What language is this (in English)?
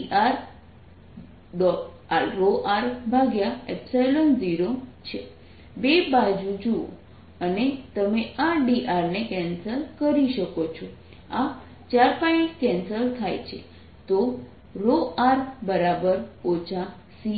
Gujarati